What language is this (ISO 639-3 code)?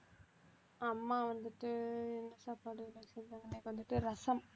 tam